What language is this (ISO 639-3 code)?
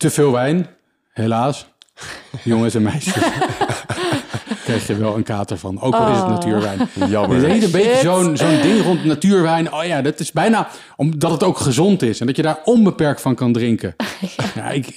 nld